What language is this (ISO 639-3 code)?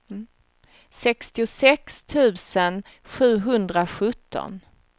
swe